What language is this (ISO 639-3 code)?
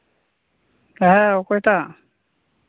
sat